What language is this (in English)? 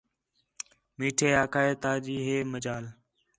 Khetrani